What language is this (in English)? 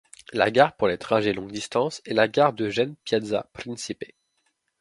French